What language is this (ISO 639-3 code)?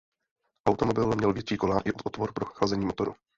ces